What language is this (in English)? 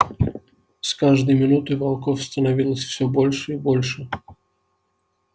Russian